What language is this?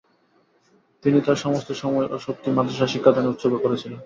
Bangla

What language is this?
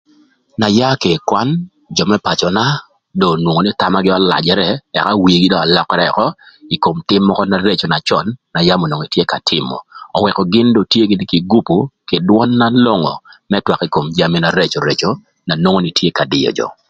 Thur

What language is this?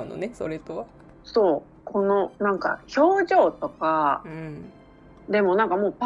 Japanese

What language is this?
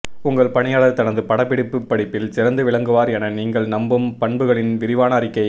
Tamil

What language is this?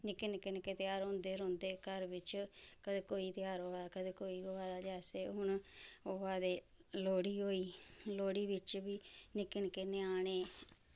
Dogri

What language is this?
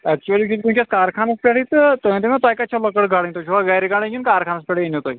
Kashmiri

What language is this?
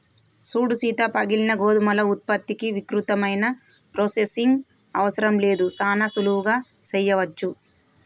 Telugu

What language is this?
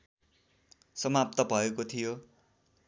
Nepali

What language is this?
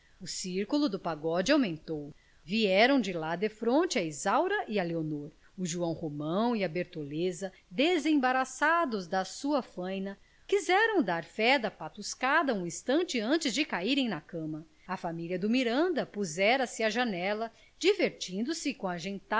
Portuguese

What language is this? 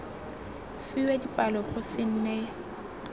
Tswana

